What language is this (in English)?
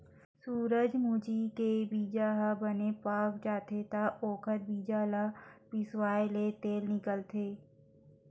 Chhattisgarhi